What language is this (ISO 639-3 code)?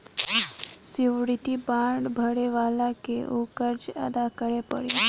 bho